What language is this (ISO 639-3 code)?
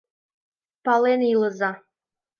chm